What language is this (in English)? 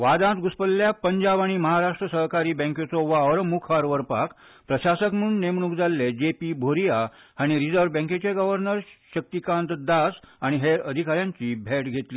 Konkani